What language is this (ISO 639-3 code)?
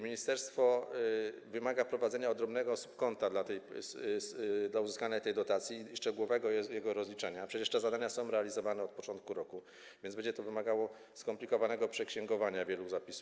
pol